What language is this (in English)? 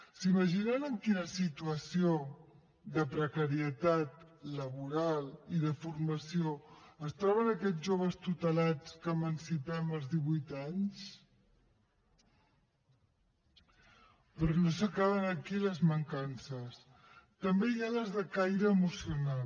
Catalan